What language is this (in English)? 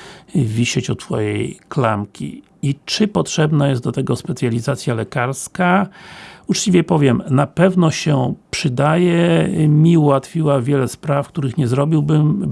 Polish